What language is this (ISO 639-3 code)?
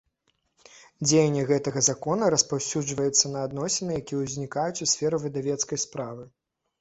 bel